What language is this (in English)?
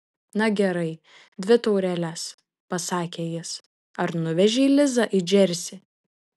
Lithuanian